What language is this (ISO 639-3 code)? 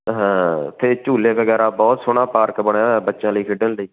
pan